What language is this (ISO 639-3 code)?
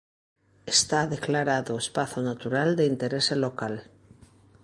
glg